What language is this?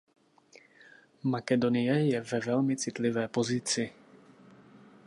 Czech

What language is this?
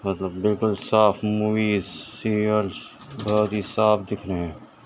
Urdu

